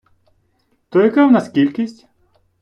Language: Ukrainian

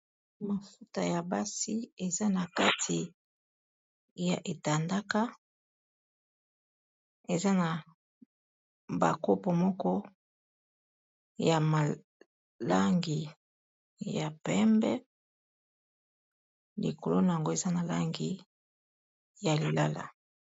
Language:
Lingala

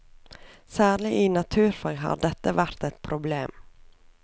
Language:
Norwegian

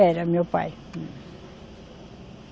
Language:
Portuguese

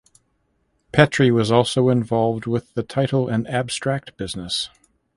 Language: English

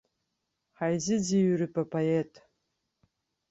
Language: Abkhazian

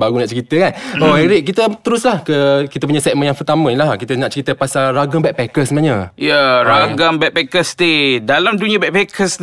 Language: Malay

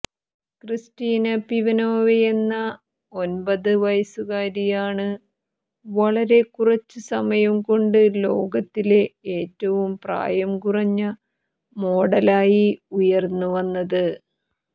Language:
Malayalam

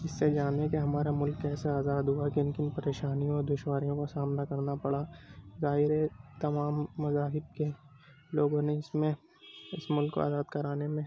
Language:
Urdu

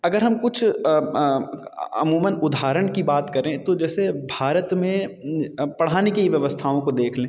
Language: Hindi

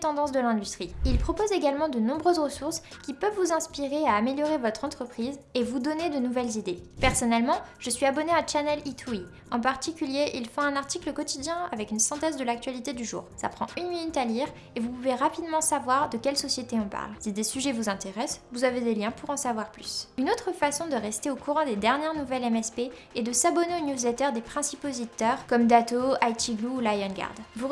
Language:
French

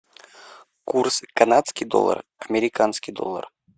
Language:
Russian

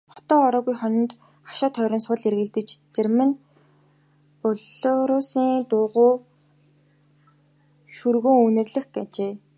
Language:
Mongolian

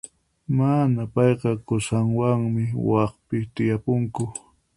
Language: Puno Quechua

